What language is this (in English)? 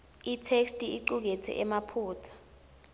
Swati